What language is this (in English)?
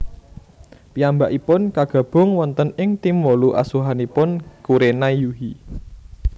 Javanese